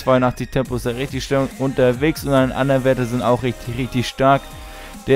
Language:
German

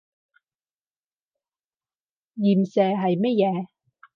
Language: Cantonese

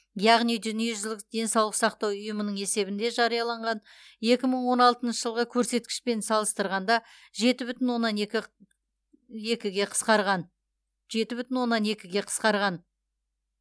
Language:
Kazakh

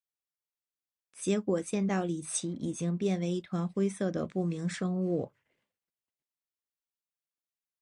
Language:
Chinese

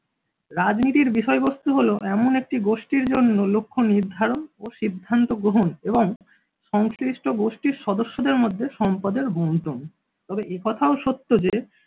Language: Bangla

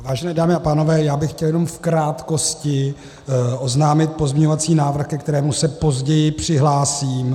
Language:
Czech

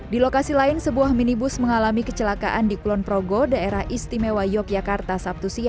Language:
Indonesian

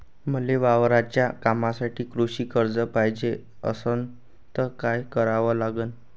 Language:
Marathi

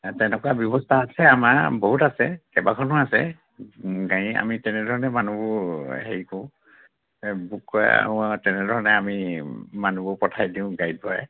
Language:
Assamese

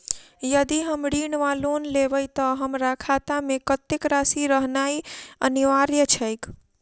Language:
Maithili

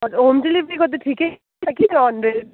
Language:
Nepali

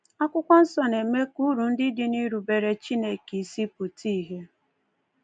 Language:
Igbo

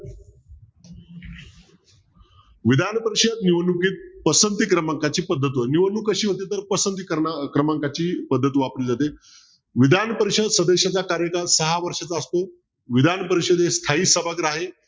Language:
Marathi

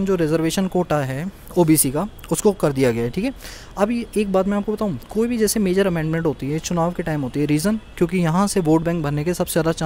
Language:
Hindi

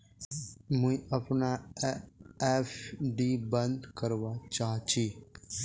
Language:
Magahi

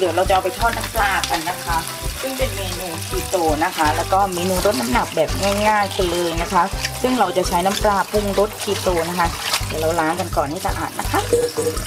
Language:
Thai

